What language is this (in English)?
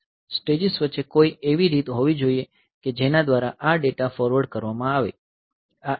Gujarati